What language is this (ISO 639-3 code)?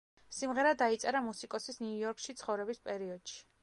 kat